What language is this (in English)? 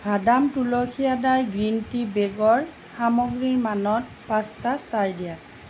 Assamese